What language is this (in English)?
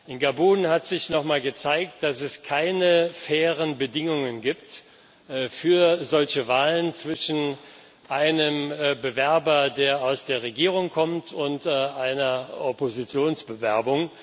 German